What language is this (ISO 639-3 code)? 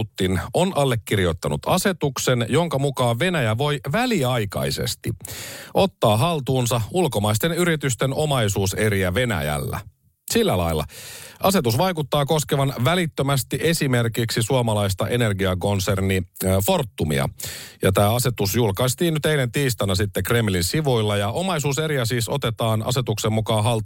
fin